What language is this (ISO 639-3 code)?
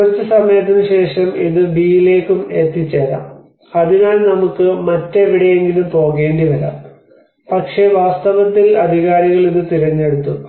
mal